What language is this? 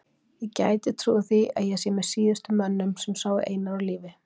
Icelandic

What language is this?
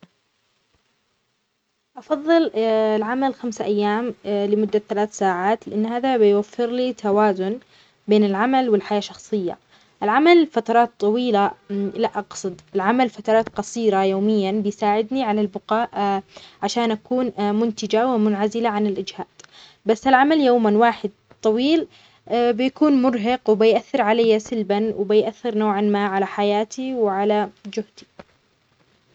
Omani Arabic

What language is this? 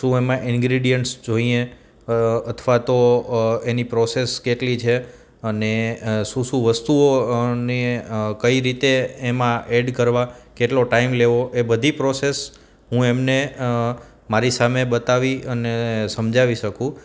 Gujarati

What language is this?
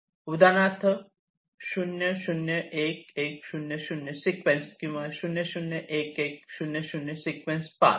Marathi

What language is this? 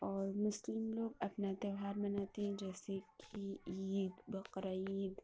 Urdu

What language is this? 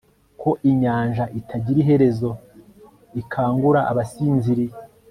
Kinyarwanda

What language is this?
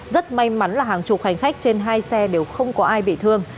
Vietnamese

